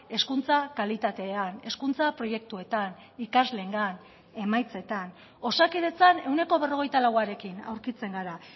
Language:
Basque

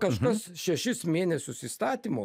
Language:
Lithuanian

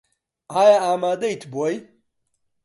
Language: Central Kurdish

